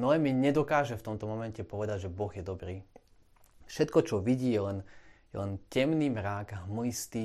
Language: Slovak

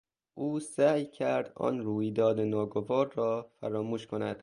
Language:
Persian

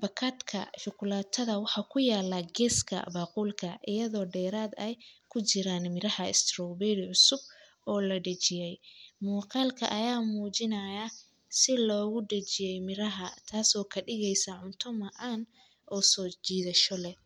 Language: Somali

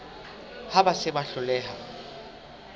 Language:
Southern Sotho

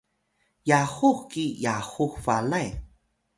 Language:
Atayal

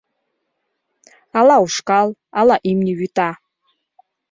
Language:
Mari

